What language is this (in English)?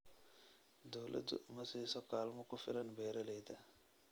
Somali